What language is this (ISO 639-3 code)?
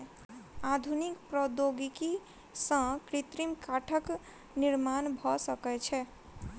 mai